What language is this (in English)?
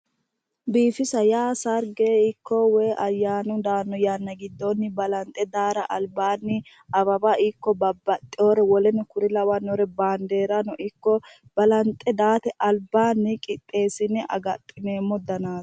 Sidamo